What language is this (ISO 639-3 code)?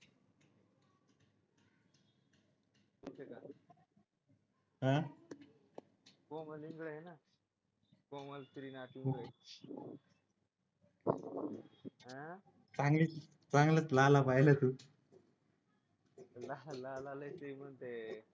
mar